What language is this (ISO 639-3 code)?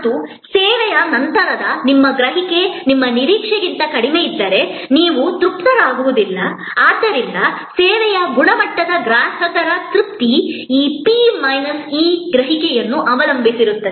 kan